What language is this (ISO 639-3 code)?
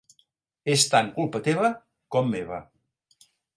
cat